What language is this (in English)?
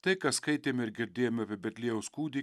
Lithuanian